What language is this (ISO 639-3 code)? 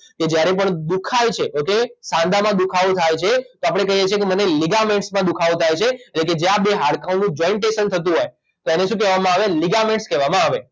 guj